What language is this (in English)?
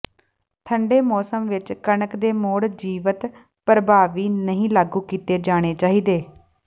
Punjabi